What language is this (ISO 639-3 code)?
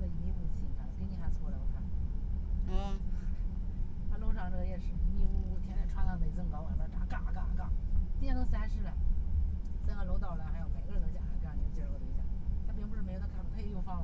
zho